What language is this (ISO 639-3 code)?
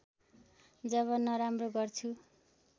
nep